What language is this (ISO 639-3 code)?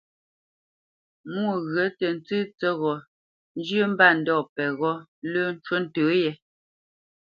bce